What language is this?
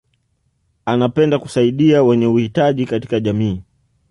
Swahili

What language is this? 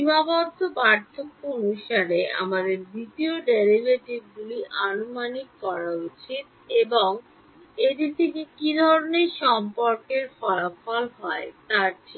Bangla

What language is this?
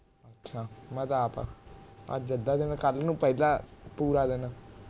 Punjabi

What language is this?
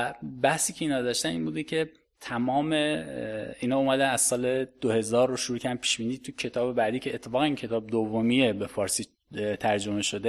Persian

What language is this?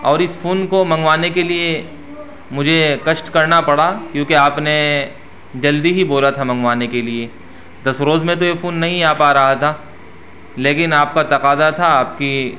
Urdu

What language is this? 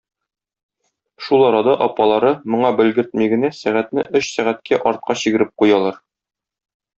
Tatar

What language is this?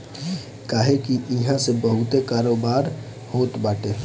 Bhojpuri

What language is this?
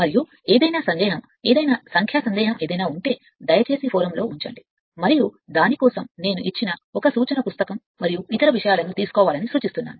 Telugu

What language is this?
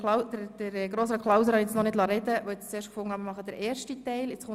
Swiss German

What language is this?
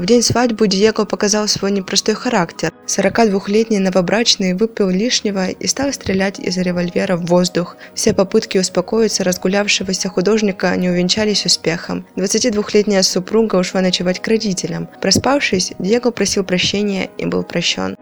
Russian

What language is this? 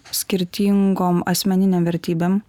Lithuanian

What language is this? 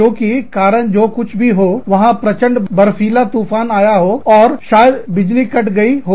Hindi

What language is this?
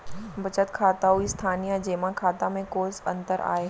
Chhattisgarhi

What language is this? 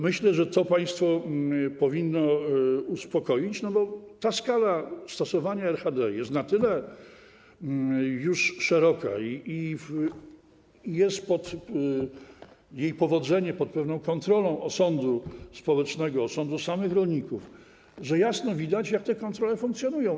Polish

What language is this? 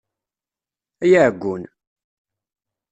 Kabyle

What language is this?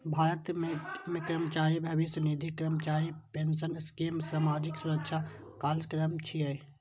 Maithili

